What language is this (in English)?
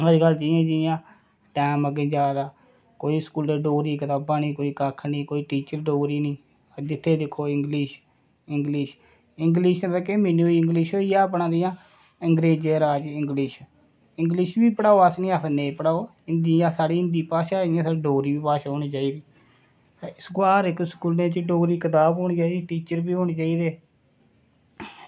Dogri